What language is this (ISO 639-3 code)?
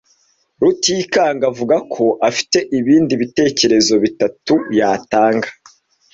kin